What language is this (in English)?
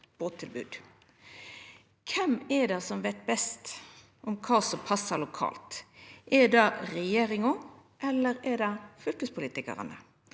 Norwegian